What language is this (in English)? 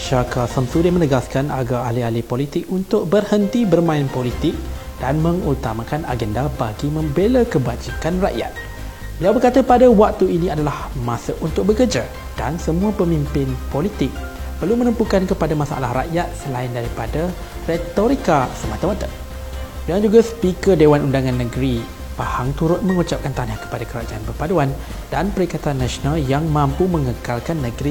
Malay